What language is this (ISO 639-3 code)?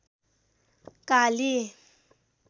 nep